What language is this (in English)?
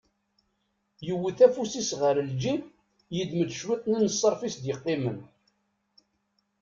Kabyle